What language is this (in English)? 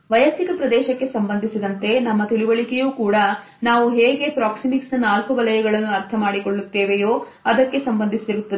Kannada